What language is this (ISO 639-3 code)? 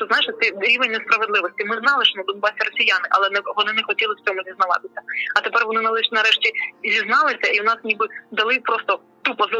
ukr